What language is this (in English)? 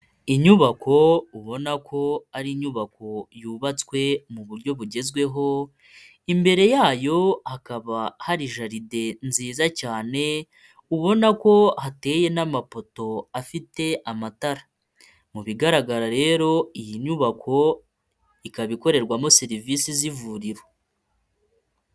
Kinyarwanda